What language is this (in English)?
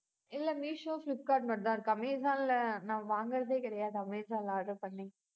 Tamil